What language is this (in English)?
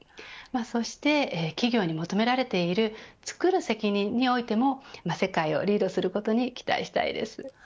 Japanese